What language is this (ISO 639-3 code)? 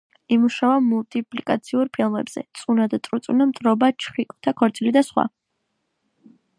kat